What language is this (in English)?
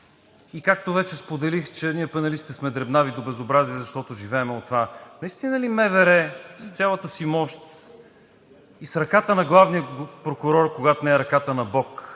Bulgarian